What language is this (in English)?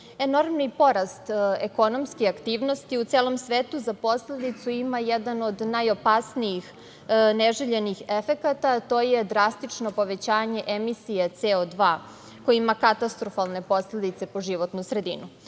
Serbian